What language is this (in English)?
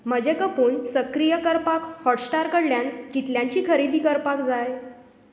Konkani